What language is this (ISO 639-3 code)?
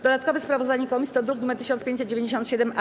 pol